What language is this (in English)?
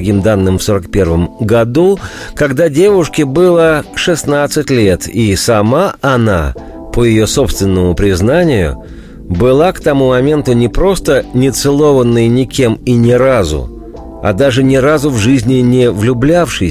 Russian